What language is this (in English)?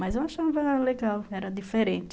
Portuguese